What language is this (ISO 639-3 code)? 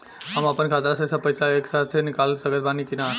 bho